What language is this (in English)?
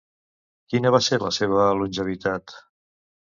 Catalan